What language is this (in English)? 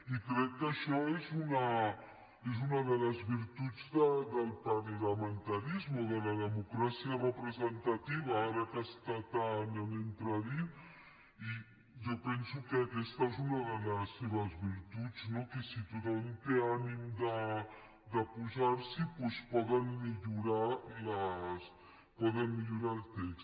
Catalan